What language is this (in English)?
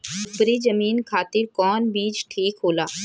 Bhojpuri